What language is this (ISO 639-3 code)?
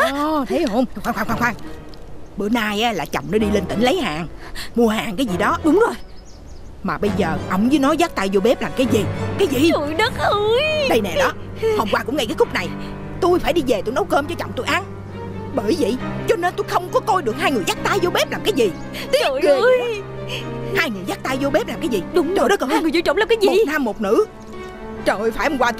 vie